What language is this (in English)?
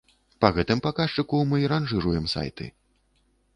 Belarusian